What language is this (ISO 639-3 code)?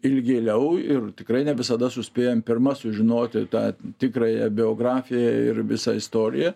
lit